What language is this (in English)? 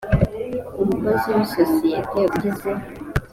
Kinyarwanda